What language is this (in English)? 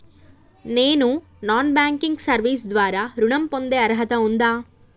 Telugu